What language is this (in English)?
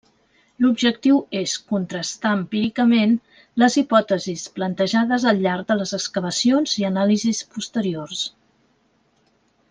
Catalan